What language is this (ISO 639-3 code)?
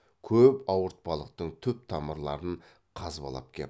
kaz